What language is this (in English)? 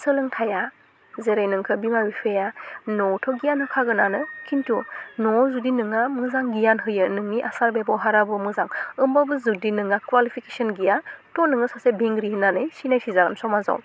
Bodo